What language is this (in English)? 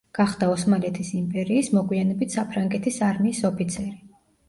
Georgian